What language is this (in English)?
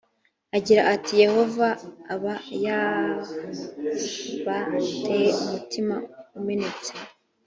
Kinyarwanda